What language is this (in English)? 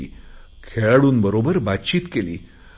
Marathi